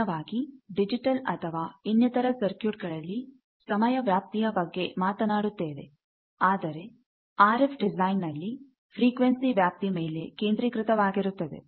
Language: Kannada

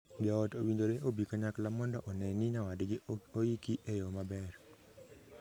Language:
Luo (Kenya and Tanzania)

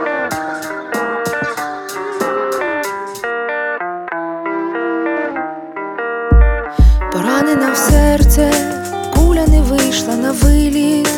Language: Ukrainian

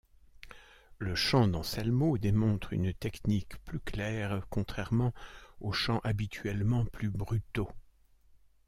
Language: French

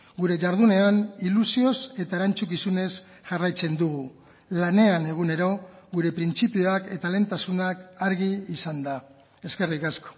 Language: Basque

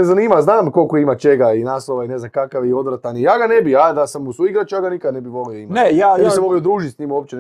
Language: Croatian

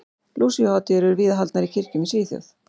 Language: Icelandic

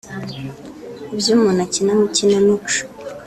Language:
Kinyarwanda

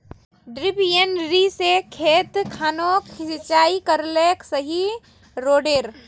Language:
Magahi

